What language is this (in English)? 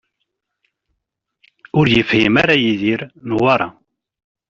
Kabyle